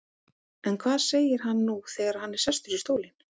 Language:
Icelandic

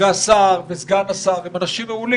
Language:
Hebrew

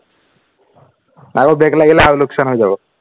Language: Assamese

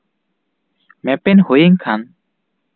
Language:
Santali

